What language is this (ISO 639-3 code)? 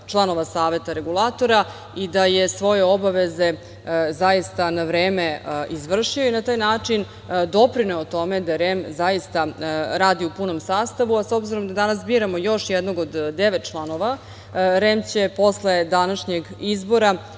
srp